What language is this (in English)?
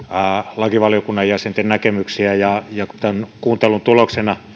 Finnish